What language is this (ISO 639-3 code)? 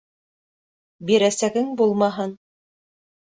bak